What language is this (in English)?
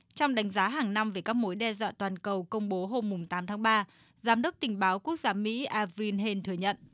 Vietnamese